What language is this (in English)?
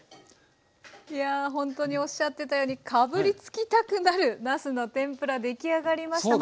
Japanese